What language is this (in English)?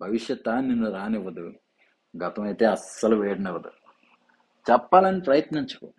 Telugu